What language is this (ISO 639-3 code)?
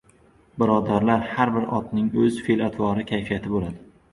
uzb